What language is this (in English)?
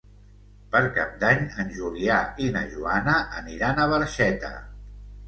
Catalan